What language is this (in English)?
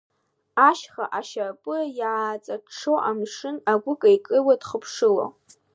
Abkhazian